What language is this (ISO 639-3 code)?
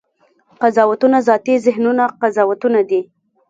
pus